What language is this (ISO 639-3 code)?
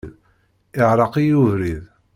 kab